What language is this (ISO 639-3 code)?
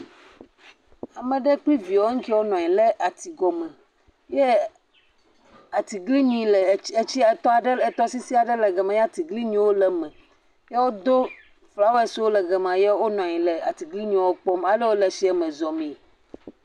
ewe